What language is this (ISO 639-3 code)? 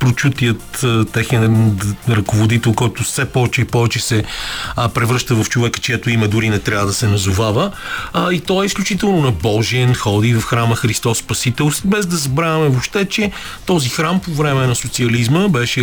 bul